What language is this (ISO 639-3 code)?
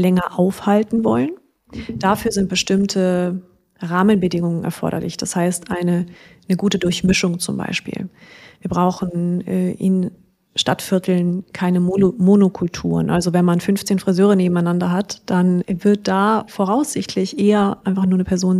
deu